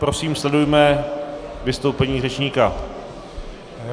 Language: Czech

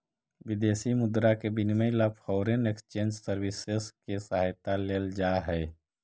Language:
Magahi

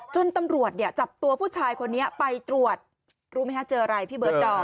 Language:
Thai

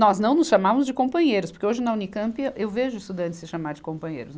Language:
Portuguese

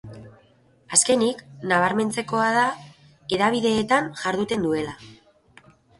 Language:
Basque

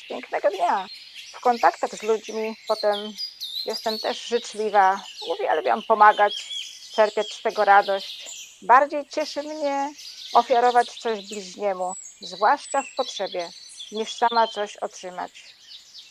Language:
Polish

